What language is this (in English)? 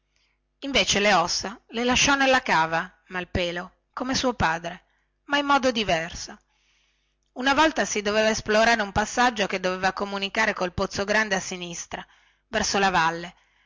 Italian